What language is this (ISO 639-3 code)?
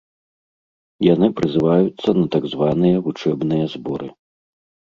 bel